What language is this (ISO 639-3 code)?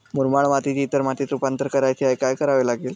mar